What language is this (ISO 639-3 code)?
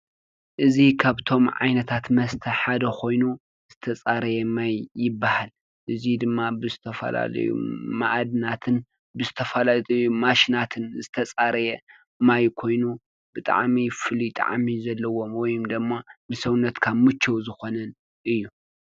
tir